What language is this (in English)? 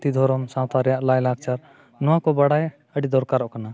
Santali